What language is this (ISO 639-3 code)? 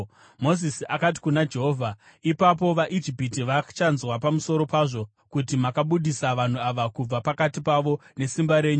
sna